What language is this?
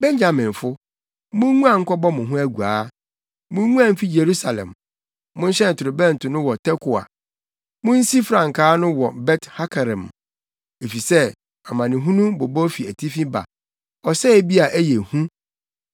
Akan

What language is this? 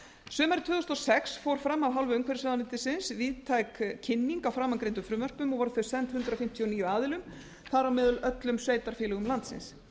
Icelandic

